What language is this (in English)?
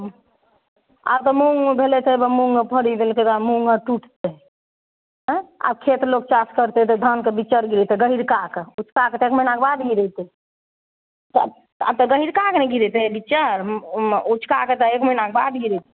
Maithili